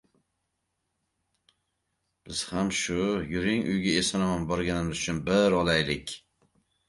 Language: Uzbek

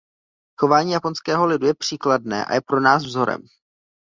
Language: Czech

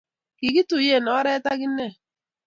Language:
Kalenjin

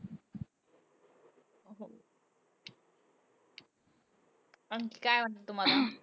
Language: Marathi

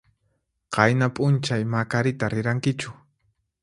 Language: Puno Quechua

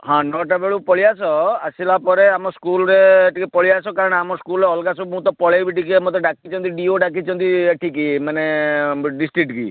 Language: Odia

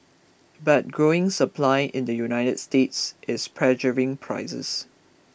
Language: English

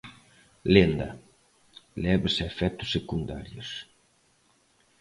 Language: Galician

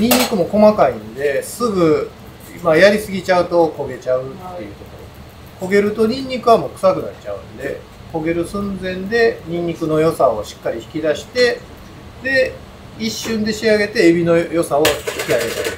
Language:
Japanese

